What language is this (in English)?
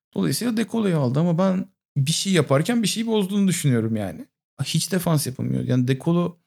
Turkish